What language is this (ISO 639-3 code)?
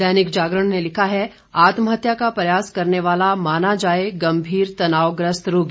hin